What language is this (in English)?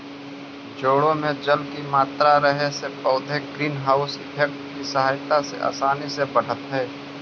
Magahi